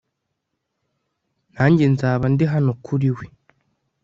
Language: Kinyarwanda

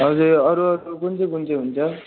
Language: Nepali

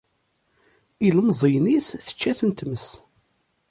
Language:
Kabyle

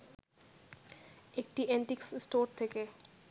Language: Bangla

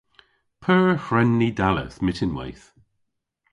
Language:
Cornish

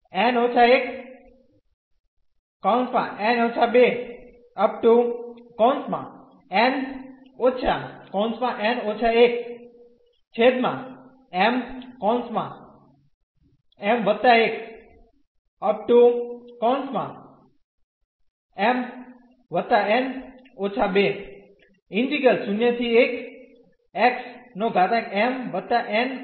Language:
Gujarati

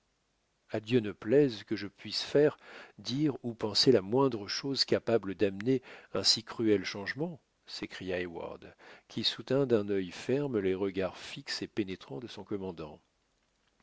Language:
French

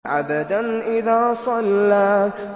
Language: Arabic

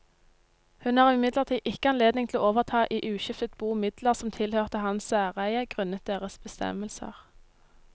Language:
Norwegian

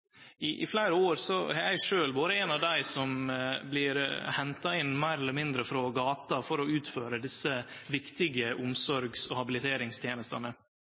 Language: Norwegian Nynorsk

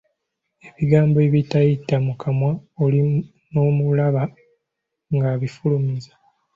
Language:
Ganda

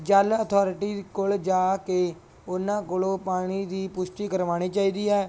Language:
Punjabi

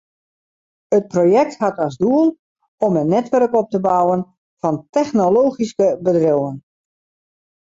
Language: Western Frisian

